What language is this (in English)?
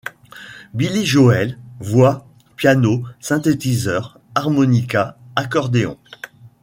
French